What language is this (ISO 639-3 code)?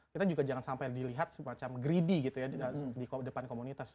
ind